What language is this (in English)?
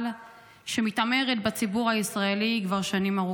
Hebrew